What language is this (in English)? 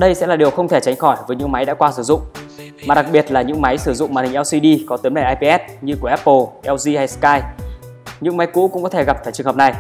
Vietnamese